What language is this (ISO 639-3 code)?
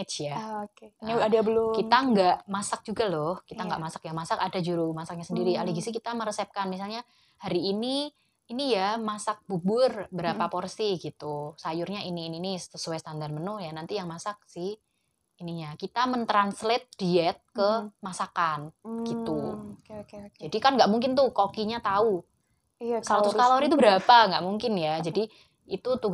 ind